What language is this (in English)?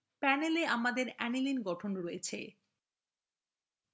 Bangla